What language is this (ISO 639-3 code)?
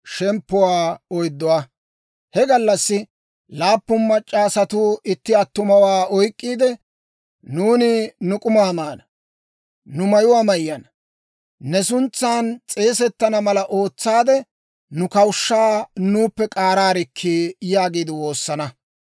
dwr